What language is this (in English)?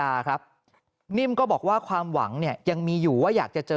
Thai